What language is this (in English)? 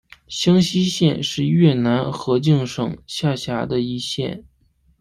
Chinese